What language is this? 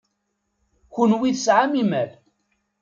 Kabyle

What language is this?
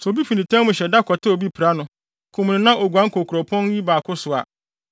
Akan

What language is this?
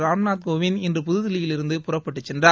Tamil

